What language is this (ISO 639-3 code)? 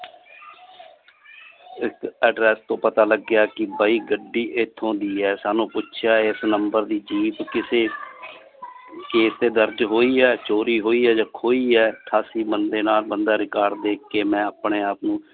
pan